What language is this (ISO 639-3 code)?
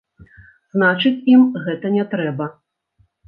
bel